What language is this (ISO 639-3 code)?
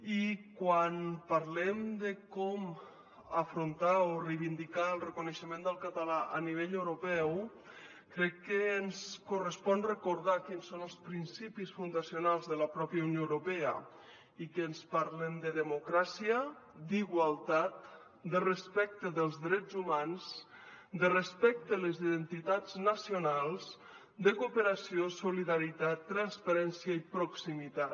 cat